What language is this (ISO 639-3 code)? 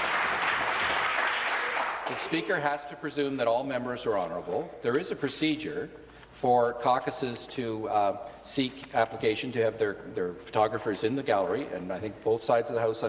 eng